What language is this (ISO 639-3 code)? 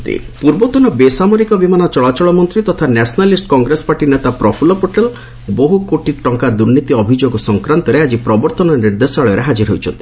ori